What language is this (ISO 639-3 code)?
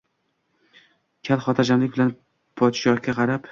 uzb